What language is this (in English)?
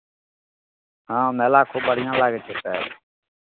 Maithili